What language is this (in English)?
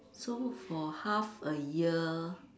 English